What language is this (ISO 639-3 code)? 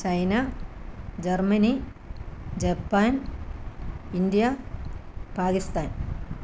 mal